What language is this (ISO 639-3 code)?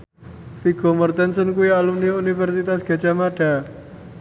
jav